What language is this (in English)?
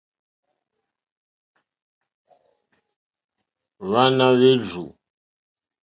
Mokpwe